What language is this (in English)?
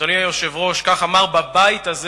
Hebrew